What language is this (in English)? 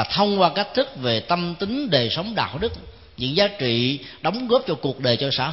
Vietnamese